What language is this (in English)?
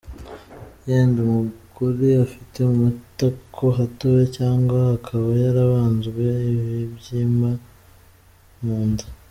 Kinyarwanda